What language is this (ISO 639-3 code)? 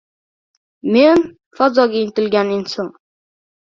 uzb